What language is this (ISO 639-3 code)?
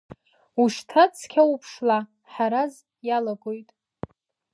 abk